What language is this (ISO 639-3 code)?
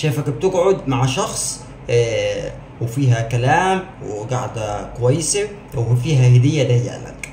ara